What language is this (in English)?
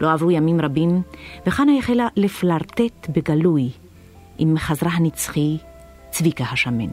Hebrew